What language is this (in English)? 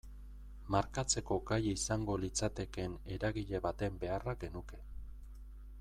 Basque